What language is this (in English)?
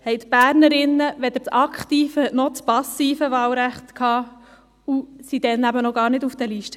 Swiss German